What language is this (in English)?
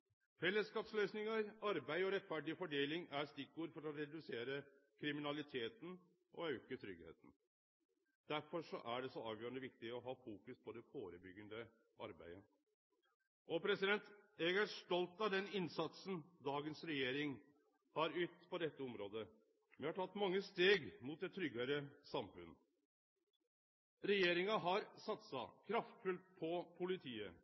Norwegian Nynorsk